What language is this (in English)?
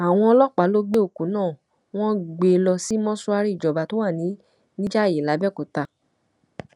Yoruba